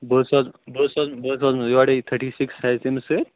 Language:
Kashmiri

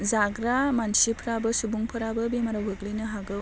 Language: Bodo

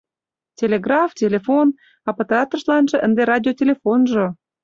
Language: Mari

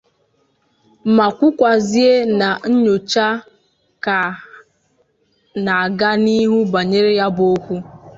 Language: Igbo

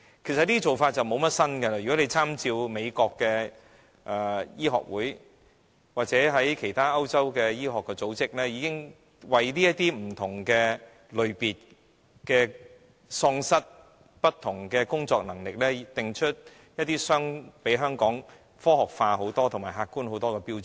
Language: Cantonese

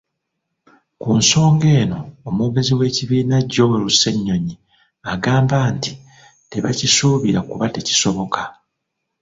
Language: Ganda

